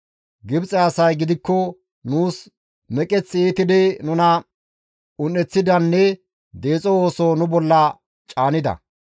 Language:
Gamo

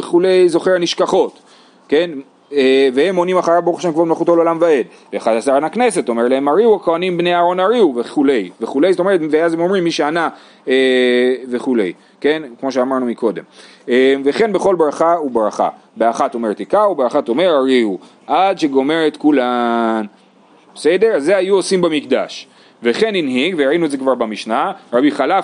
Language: Hebrew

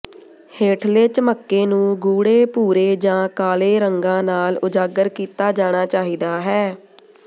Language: Punjabi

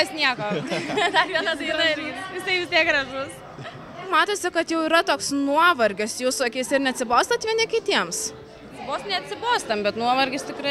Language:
Lithuanian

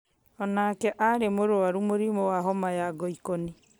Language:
Kikuyu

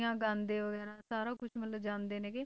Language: Punjabi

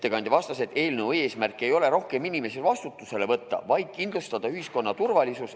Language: Estonian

